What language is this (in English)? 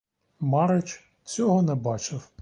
Ukrainian